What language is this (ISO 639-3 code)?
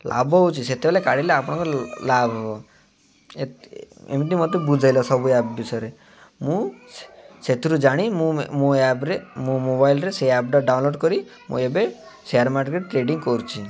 ori